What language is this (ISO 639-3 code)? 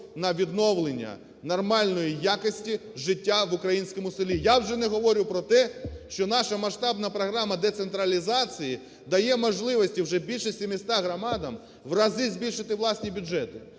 ukr